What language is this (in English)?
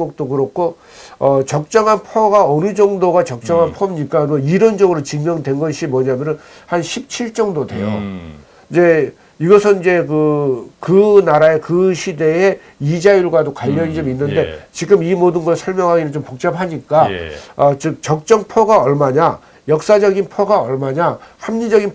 Korean